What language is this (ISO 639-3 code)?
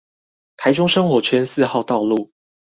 zho